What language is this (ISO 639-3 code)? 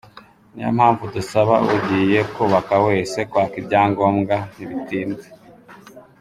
kin